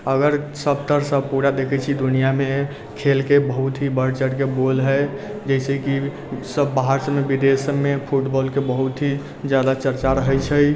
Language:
Maithili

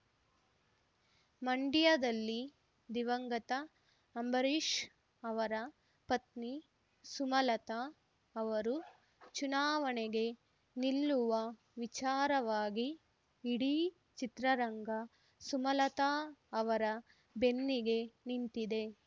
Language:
Kannada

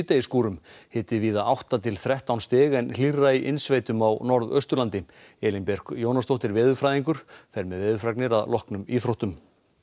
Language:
Icelandic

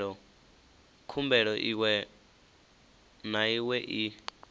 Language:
Venda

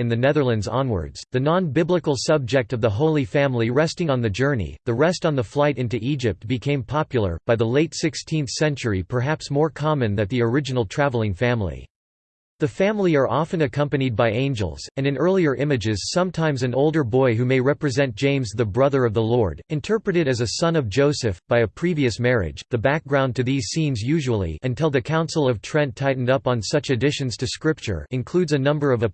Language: English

